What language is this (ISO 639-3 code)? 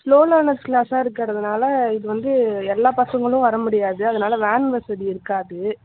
tam